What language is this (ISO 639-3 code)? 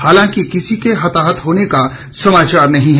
hin